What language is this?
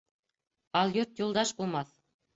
Bashkir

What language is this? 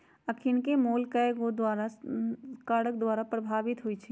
Magahi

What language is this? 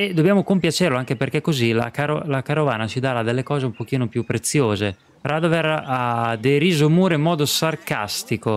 Italian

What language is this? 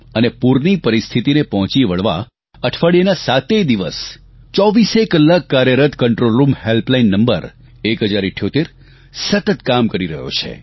Gujarati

